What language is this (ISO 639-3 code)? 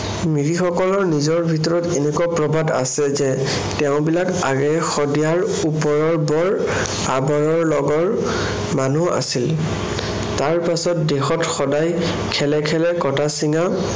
asm